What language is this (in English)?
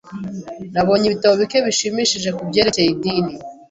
Kinyarwanda